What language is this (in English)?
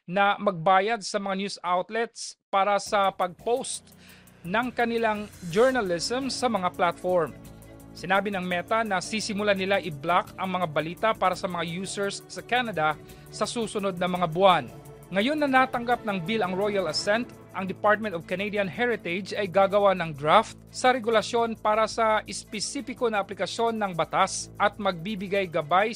Filipino